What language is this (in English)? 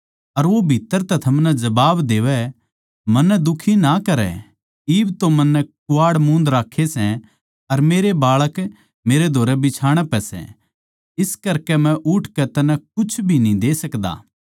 Haryanvi